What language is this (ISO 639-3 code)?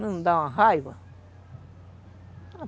por